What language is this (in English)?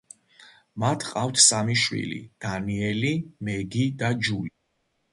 Georgian